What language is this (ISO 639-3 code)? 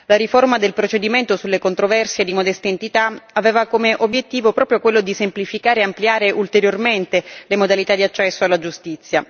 ita